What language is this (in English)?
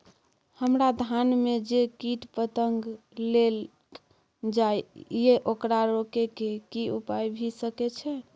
Maithili